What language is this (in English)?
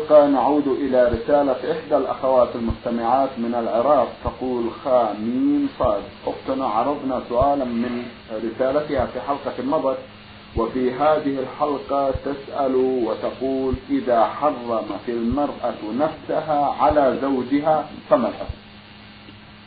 Arabic